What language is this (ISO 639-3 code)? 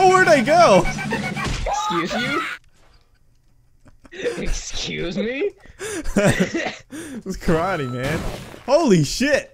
eng